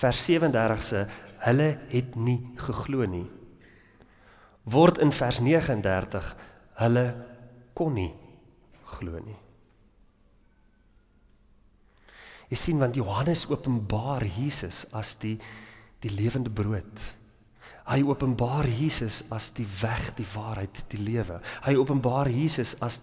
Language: Dutch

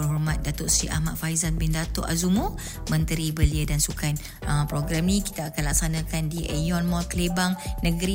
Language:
Malay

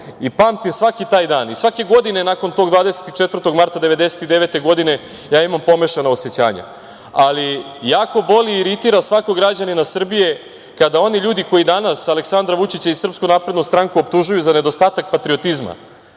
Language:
Serbian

